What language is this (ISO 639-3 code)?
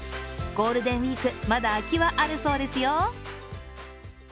jpn